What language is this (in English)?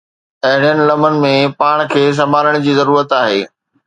Sindhi